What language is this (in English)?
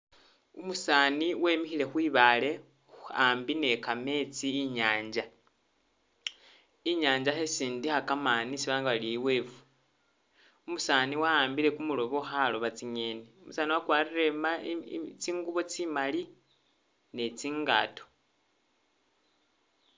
Masaaba